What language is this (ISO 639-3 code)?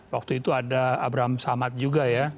ind